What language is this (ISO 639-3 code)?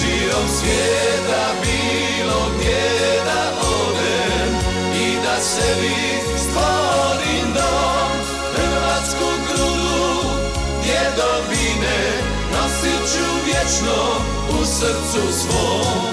ron